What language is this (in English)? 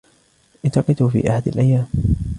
Arabic